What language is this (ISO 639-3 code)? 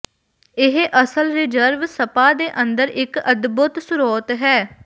pan